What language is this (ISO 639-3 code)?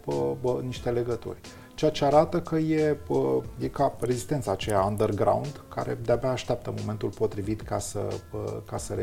ron